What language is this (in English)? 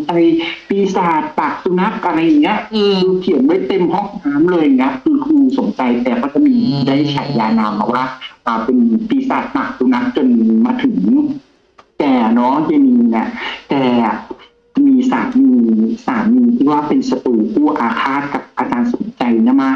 Thai